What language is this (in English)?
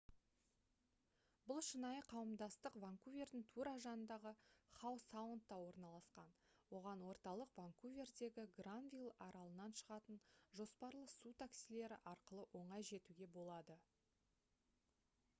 Kazakh